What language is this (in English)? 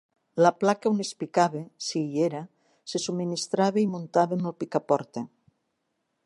Catalan